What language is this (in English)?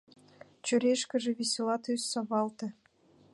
Mari